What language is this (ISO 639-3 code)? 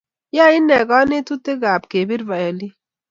kln